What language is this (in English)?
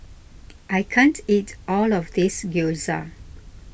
English